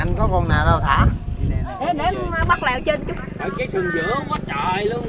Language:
Vietnamese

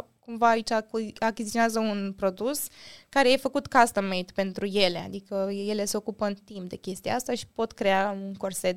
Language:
Romanian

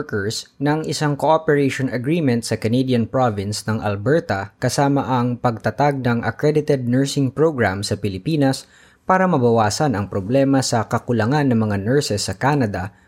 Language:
Filipino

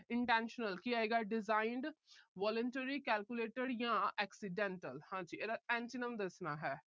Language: Punjabi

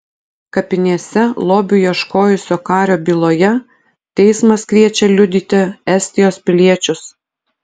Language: Lithuanian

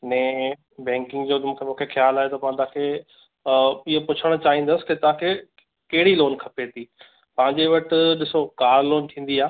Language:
Sindhi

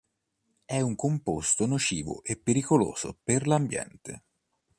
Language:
Italian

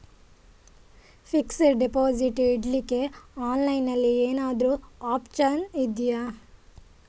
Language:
Kannada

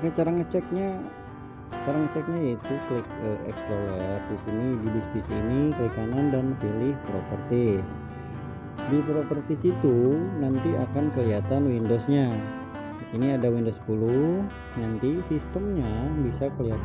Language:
Indonesian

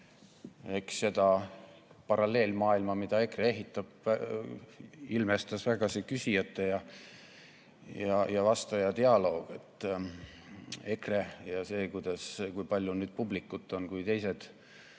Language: Estonian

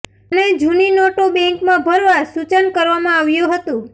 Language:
Gujarati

